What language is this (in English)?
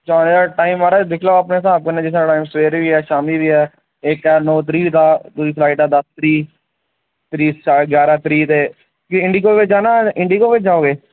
Dogri